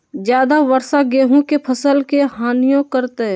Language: Magahi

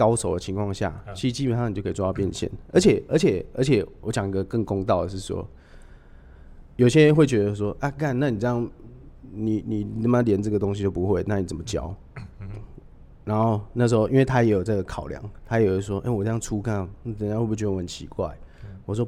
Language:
Chinese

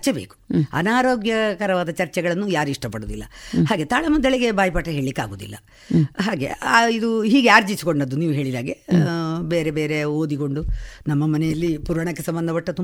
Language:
Kannada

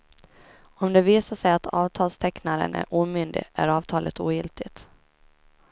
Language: Swedish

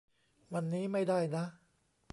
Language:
Thai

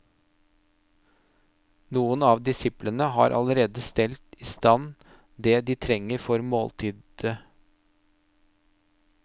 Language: Norwegian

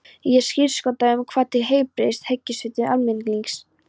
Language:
Icelandic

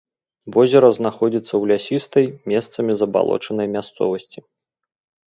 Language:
Belarusian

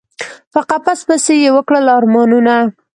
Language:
Pashto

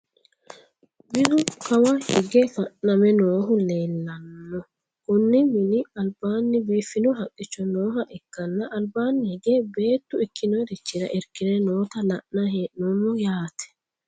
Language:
Sidamo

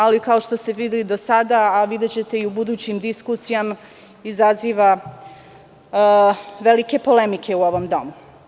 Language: Serbian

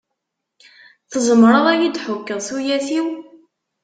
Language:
Kabyle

